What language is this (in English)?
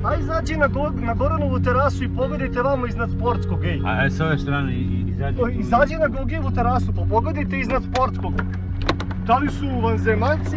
Russian